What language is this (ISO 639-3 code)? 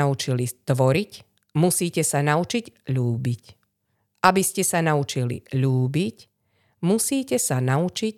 slk